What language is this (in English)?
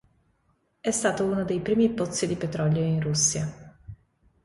Italian